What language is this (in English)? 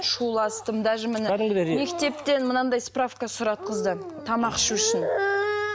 Kazakh